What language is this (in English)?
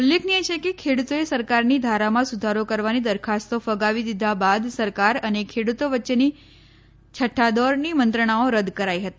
Gujarati